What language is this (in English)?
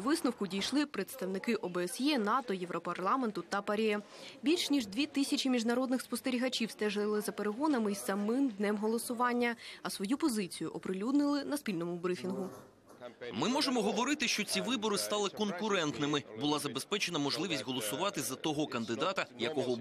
Ukrainian